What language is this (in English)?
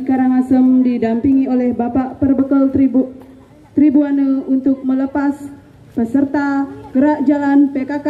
Indonesian